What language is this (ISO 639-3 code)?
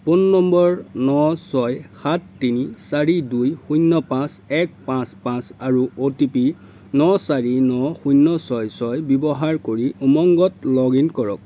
asm